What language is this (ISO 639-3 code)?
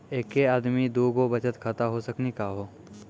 mai